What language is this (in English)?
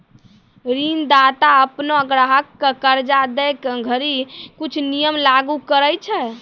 Maithili